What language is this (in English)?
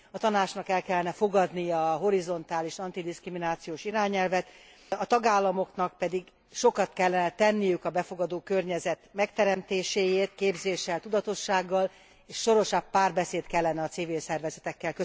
Hungarian